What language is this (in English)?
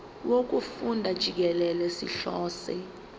Zulu